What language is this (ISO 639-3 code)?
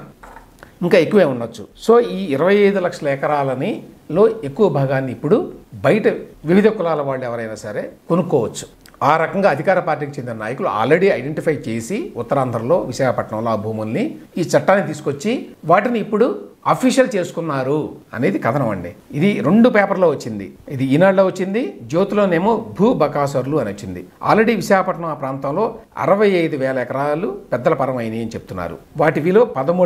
tel